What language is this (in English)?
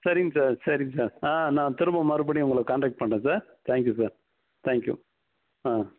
Tamil